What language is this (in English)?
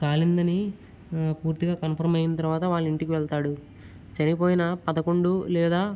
Telugu